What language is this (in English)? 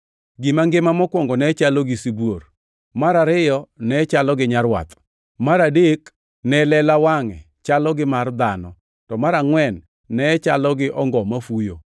Luo (Kenya and Tanzania)